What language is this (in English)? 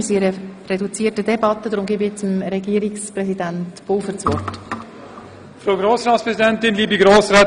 Swiss German